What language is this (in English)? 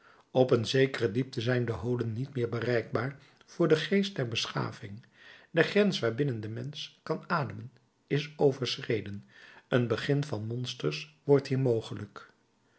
Dutch